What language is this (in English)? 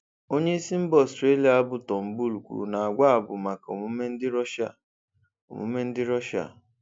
Igbo